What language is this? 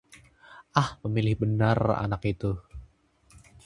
Indonesian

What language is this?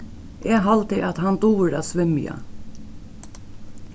Faroese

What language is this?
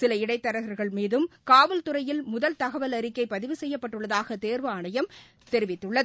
Tamil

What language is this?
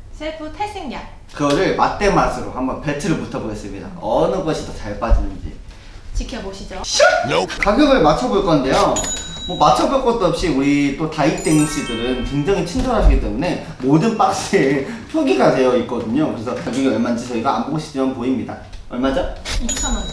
Korean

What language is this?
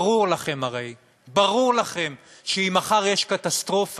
Hebrew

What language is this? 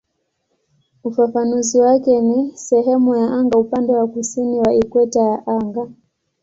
Swahili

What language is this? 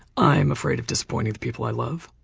English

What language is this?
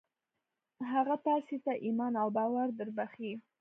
Pashto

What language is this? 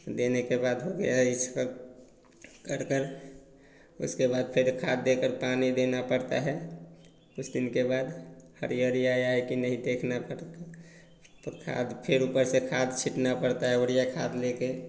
Hindi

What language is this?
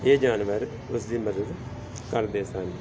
Punjabi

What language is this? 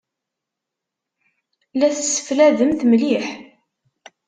Kabyle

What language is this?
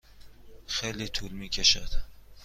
Persian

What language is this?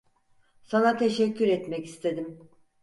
Turkish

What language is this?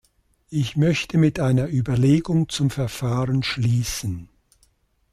German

